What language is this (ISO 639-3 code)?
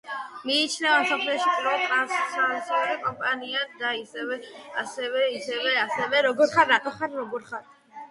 kat